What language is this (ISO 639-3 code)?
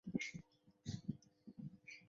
zho